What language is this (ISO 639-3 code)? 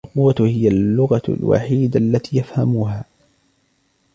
ara